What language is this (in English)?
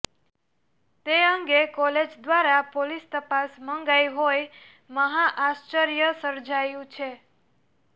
Gujarati